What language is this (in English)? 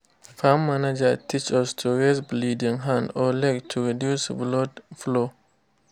Nigerian Pidgin